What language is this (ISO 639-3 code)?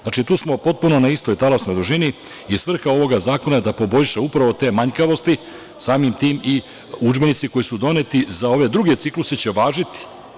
srp